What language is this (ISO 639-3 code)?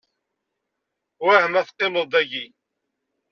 kab